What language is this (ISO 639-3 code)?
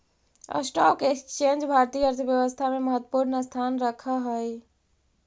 mag